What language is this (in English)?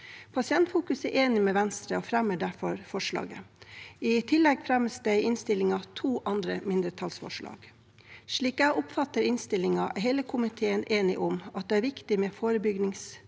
Norwegian